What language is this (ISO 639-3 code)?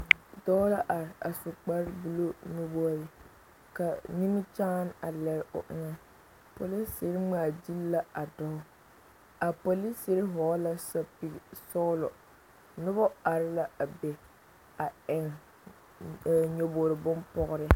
dga